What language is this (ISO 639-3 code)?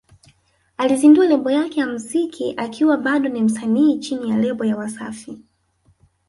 swa